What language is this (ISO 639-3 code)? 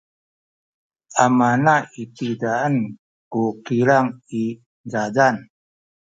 szy